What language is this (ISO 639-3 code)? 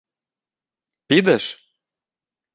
ukr